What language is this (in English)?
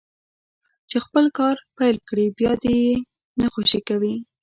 Pashto